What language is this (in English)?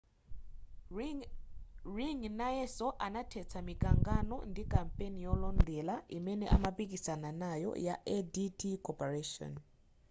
Nyanja